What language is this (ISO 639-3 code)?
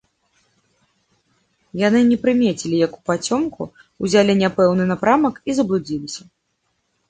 bel